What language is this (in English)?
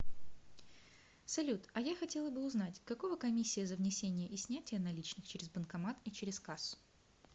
Russian